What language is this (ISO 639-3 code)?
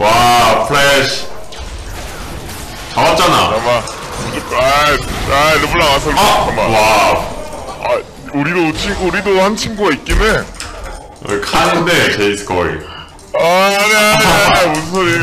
kor